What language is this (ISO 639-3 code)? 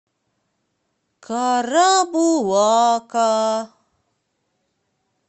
rus